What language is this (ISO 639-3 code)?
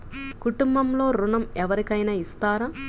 tel